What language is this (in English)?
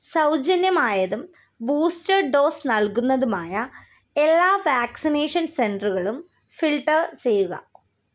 Malayalam